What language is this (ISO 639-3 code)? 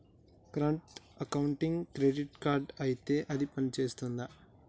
tel